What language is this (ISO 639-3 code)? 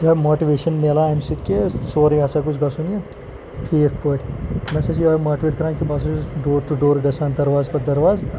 kas